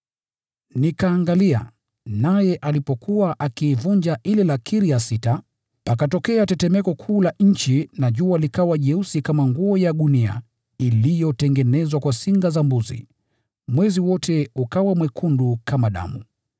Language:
Swahili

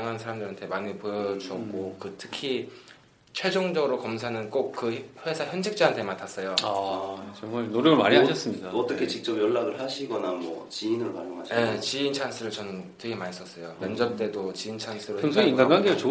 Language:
Korean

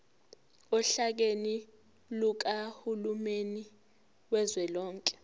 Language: Zulu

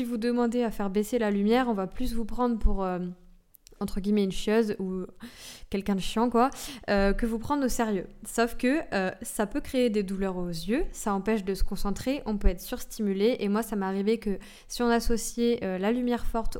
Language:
French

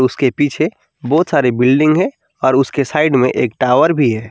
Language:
Hindi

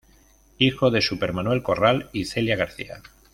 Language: Spanish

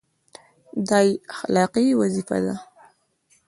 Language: Pashto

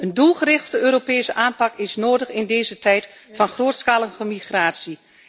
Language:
Dutch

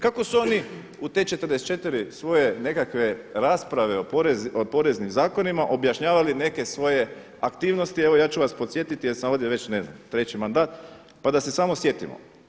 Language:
Croatian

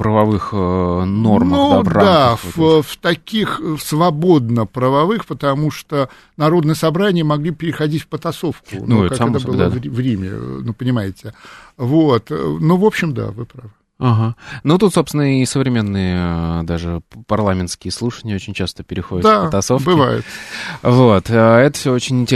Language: Russian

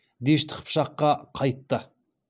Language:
Kazakh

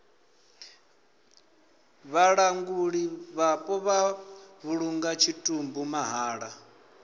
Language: Venda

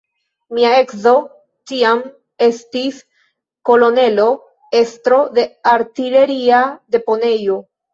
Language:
Esperanto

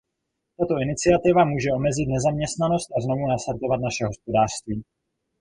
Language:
Czech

